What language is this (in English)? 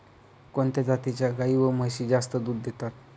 Marathi